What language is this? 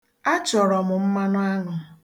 Igbo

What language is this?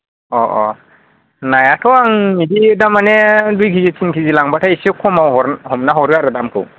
Bodo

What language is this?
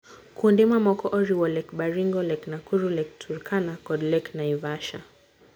Luo (Kenya and Tanzania)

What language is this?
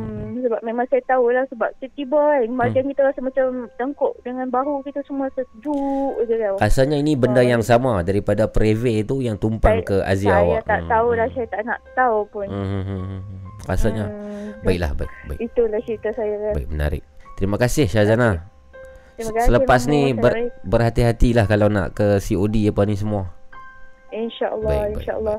Malay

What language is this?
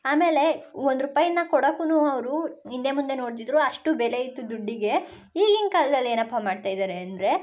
Kannada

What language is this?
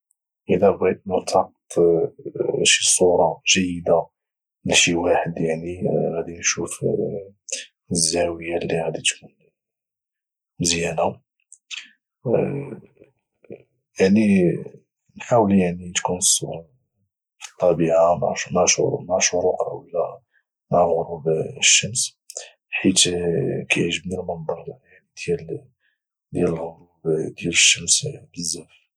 Moroccan Arabic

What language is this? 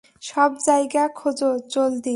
Bangla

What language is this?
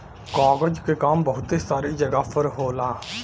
Bhojpuri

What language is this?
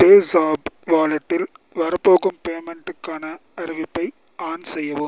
Tamil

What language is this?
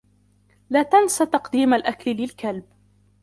Arabic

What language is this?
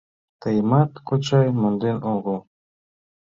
Mari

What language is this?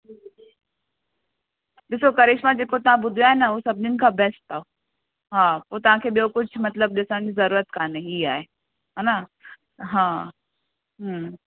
Sindhi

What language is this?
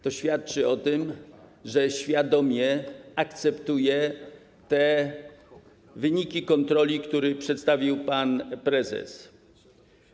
Polish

